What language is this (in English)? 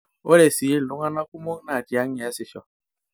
Masai